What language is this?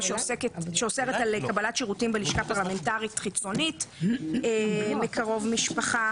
Hebrew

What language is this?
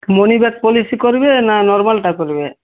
Odia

